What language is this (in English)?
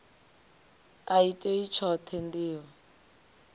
Venda